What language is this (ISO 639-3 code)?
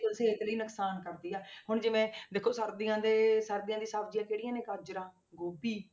pan